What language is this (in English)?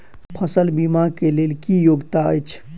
Maithili